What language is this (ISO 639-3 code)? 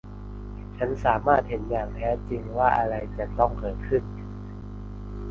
tha